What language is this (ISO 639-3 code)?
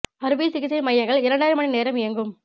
tam